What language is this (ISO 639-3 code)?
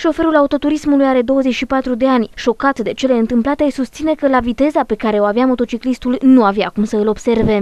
ron